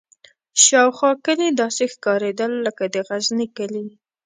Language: Pashto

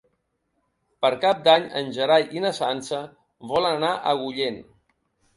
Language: Catalan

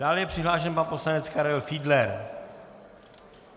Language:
Czech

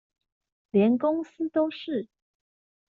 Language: Chinese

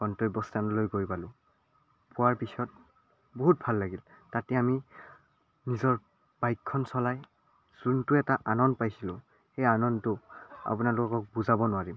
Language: Assamese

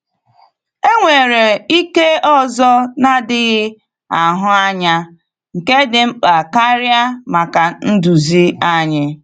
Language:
Igbo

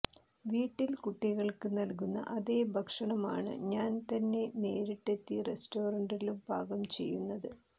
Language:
Malayalam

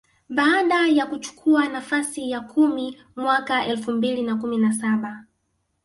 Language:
Swahili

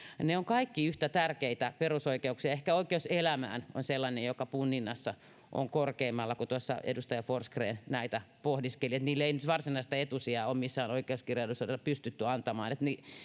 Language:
Finnish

